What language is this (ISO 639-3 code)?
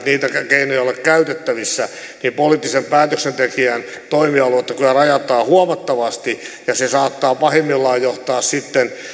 fin